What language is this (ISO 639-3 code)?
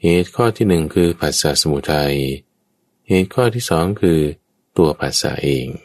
tha